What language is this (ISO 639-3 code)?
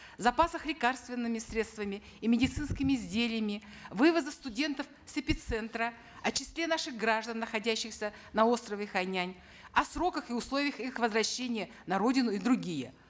kaz